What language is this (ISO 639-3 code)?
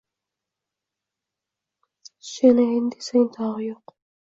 uzb